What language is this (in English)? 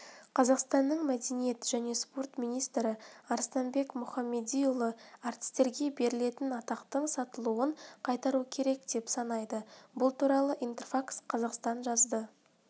Kazakh